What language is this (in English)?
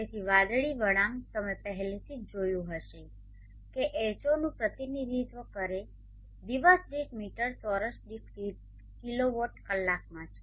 Gujarati